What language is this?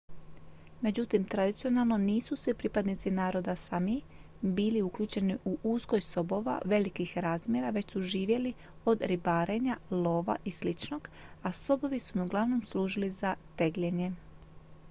Croatian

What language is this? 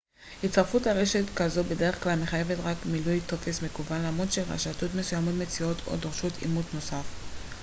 Hebrew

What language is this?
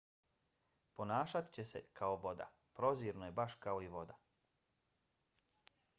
Bosnian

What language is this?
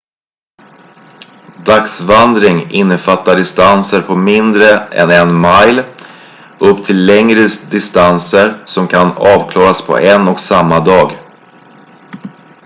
Swedish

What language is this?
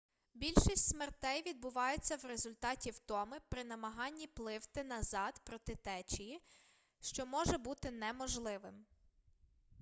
Ukrainian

